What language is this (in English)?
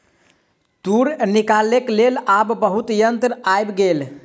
Maithili